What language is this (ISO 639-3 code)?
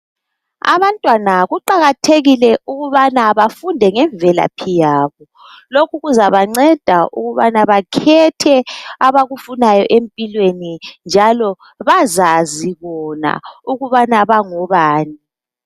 nde